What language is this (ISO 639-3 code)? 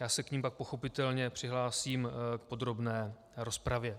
ces